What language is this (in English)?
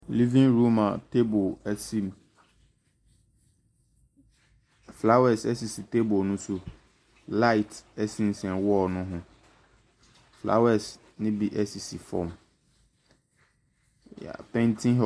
Akan